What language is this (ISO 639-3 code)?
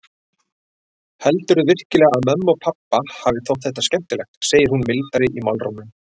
isl